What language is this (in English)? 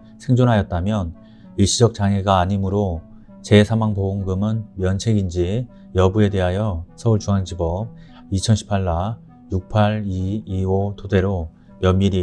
Korean